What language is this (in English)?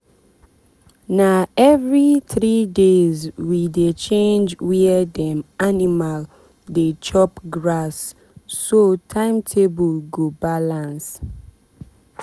Nigerian Pidgin